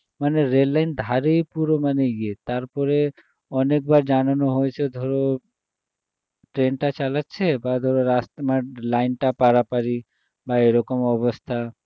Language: Bangla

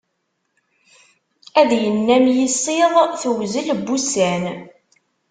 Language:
Kabyle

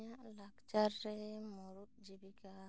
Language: Santali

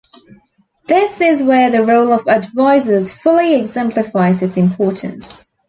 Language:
English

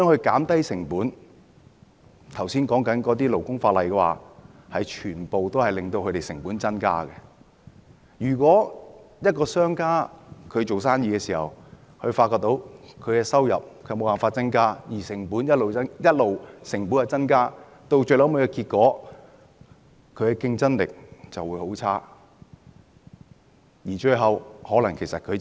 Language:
Cantonese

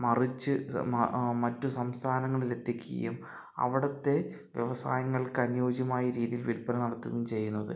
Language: Malayalam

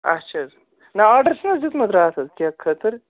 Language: Kashmiri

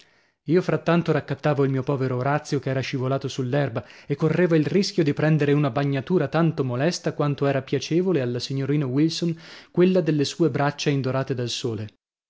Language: Italian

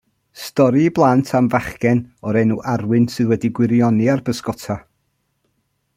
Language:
Welsh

